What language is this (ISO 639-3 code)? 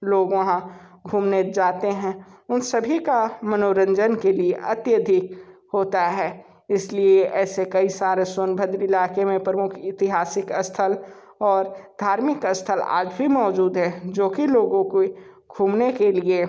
hin